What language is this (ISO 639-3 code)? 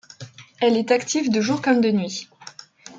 fra